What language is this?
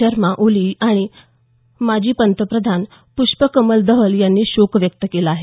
Marathi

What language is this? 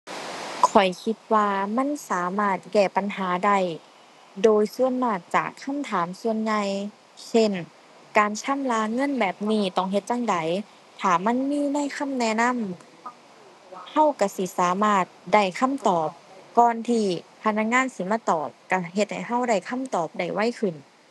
Thai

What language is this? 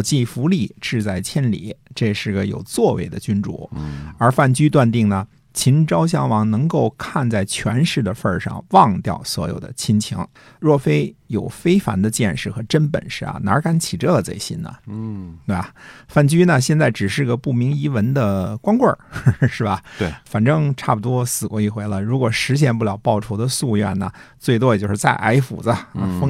Chinese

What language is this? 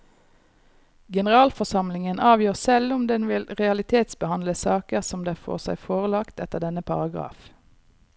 Norwegian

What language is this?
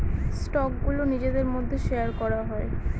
Bangla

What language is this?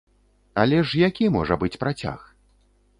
Belarusian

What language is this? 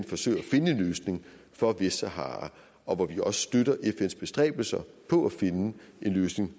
Danish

